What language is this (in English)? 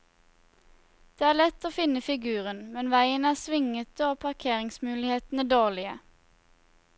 Norwegian